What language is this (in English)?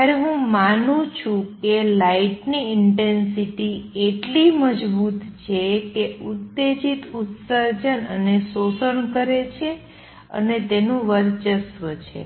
Gujarati